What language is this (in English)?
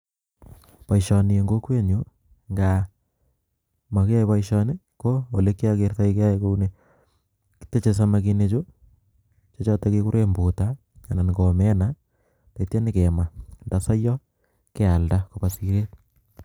Kalenjin